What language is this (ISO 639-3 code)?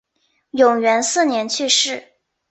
zho